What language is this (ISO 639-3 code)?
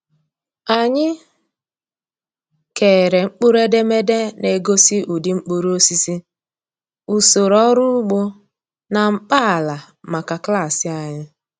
ibo